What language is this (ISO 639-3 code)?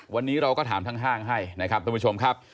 tha